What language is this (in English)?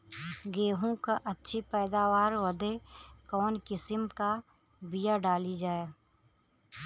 Bhojpuri